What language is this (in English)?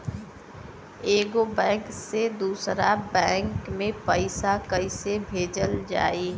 Bhojpuri